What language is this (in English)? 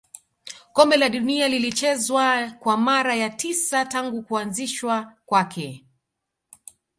Swahili